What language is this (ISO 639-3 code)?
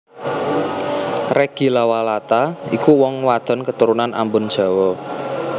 jav